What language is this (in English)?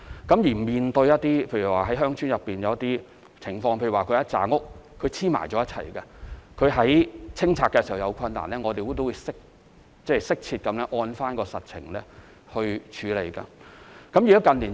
Cantonese